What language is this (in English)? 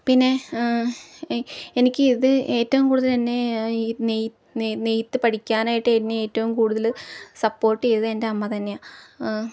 Malayalam